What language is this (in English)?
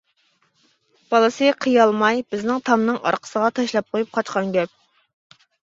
Uyghur